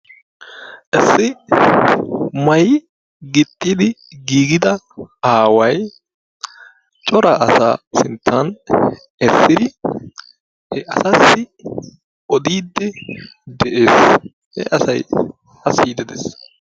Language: Wolaytta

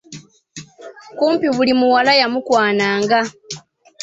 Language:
Ganda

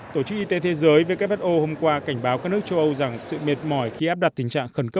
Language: Vietnamese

